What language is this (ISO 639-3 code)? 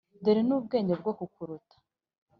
kin